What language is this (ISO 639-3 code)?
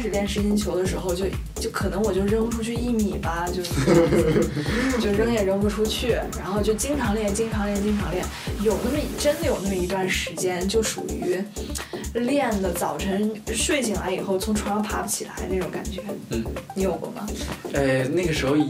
zho